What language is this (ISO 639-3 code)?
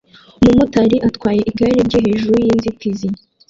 kin